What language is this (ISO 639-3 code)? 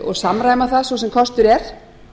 isl